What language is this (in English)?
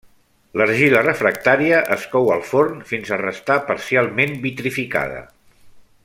Catalan